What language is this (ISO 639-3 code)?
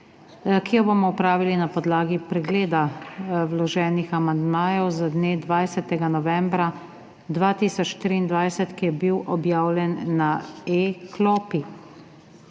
slv